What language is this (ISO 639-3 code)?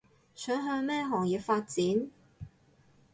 yue